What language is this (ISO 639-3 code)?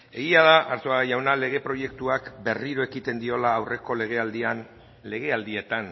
eus